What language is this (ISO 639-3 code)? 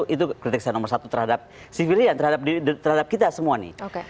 ind